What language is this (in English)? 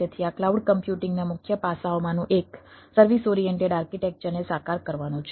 Gujarati